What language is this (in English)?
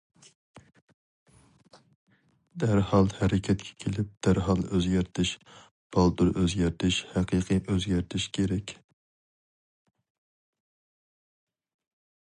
Uyghur